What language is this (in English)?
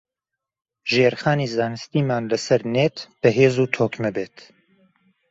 Central Kurdish